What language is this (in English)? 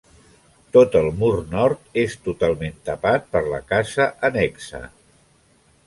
Catalan